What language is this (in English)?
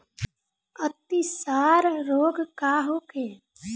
Bhojpuri